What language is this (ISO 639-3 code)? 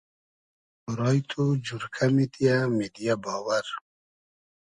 haz